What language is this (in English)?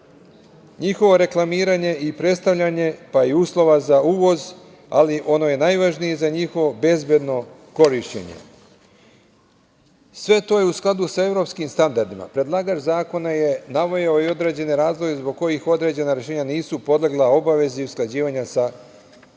Serbian